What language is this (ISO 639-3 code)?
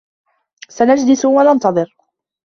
ara